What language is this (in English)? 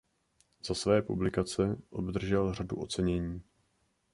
Czech